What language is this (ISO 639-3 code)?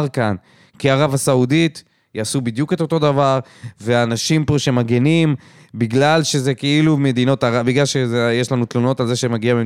heb